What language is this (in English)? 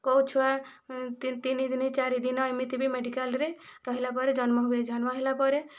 Odia